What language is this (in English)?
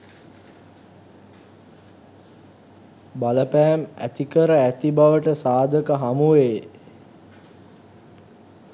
Sinhala